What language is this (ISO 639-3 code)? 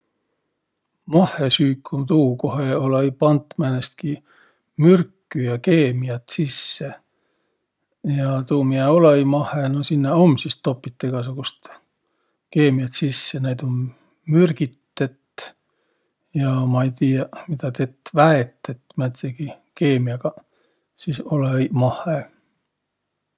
vro